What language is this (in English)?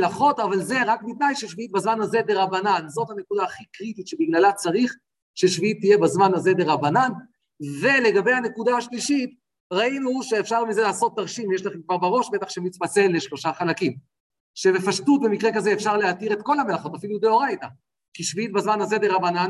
Hebrew